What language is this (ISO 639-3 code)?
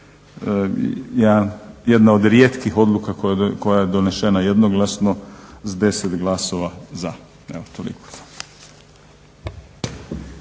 hrv